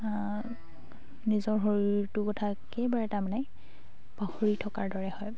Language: Assamese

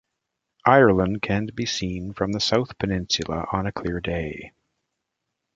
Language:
English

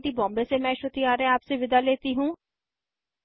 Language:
Hindi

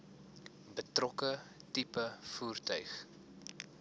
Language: Afrikaans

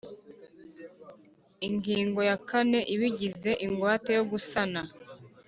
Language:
Kinyarwanda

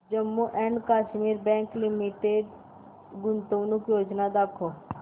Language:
Marathi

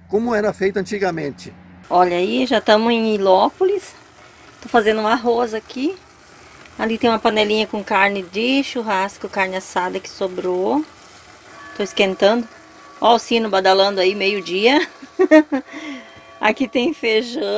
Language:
Portuguese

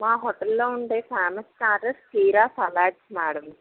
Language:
Telugu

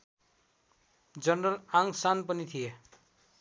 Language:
Nepali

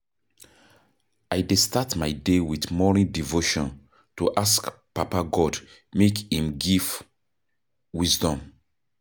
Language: Nigerian Pidgin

